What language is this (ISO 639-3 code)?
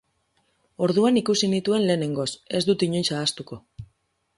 eus